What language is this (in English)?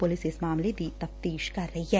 Punjabi